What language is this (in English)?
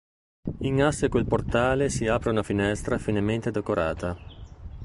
Italian